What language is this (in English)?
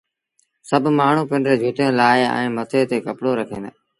Sindhi Bhil